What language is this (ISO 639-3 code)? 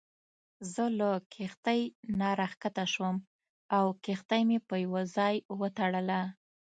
pus